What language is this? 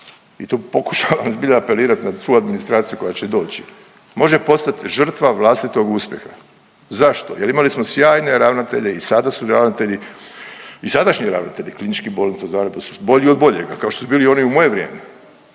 Croatian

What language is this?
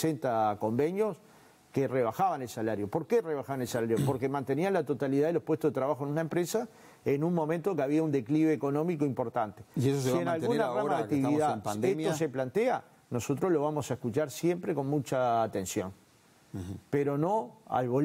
Spanish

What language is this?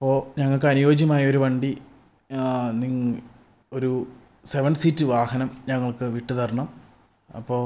Malayalam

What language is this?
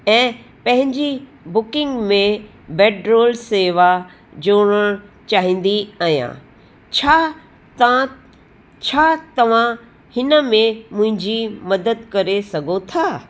Sindhi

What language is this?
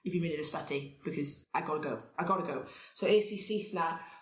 Welsh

